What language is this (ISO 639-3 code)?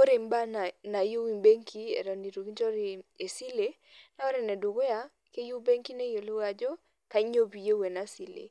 mas